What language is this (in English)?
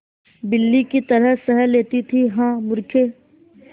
Hindi